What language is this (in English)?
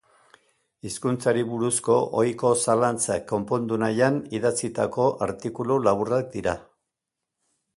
Basque